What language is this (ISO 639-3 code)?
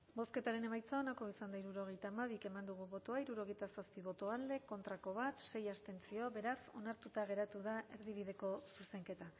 eus